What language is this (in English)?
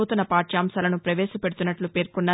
Telugu